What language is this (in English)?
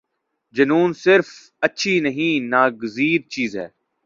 Urdu